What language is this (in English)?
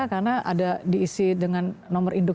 Indonesian